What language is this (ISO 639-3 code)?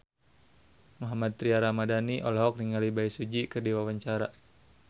sun